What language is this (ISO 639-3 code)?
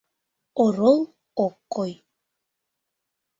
chm